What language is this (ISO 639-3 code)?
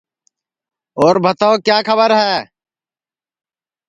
ssi